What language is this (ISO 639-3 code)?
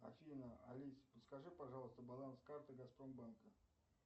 rus